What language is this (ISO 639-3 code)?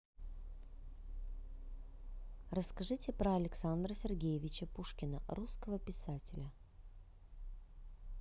rus